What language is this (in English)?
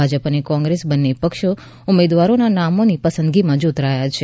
Gujarati